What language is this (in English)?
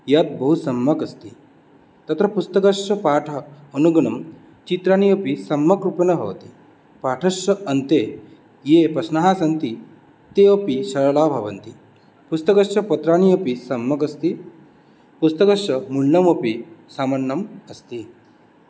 Sanskrit